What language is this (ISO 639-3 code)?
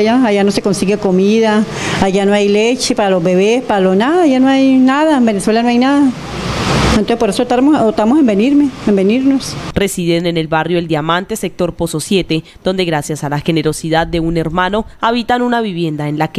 spa